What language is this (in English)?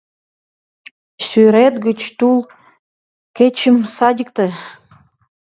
Mari